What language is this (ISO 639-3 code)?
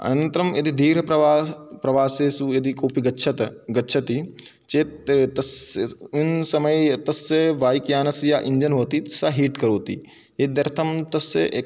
san